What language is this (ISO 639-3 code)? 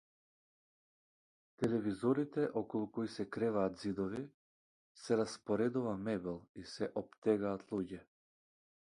mkd